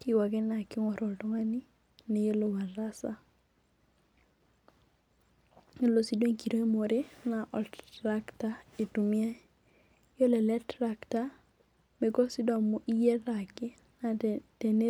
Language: Masai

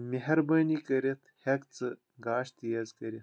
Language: Kashmiri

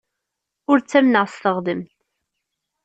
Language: Kabyle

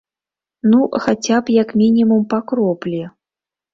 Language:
Belarusian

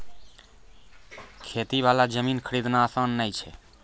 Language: Maithili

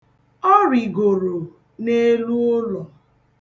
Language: Igbo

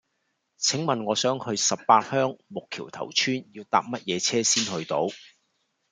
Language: Cantonese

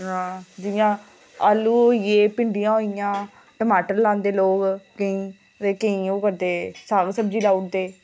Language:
Dogri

